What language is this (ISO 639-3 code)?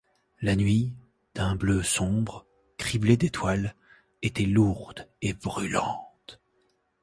fra